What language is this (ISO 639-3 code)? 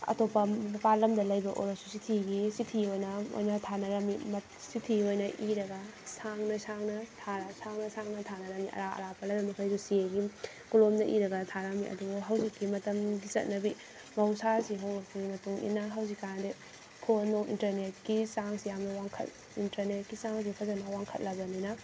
mni